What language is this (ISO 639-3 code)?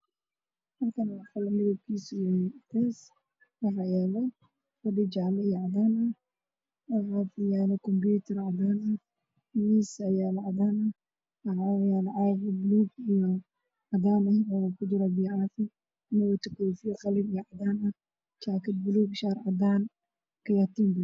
som